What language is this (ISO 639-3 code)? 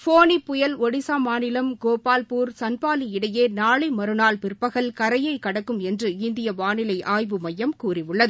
tam